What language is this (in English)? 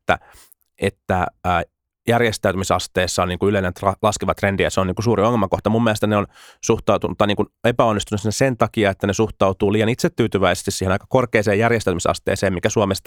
Finnish